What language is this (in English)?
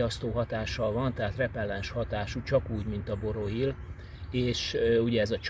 Hungarian